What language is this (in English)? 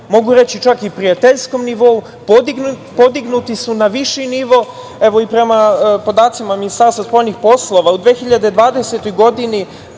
Serbian